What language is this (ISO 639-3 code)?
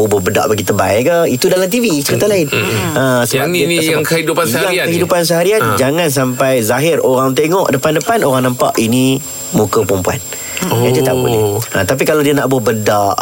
msa